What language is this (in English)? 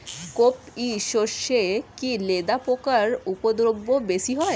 Bangla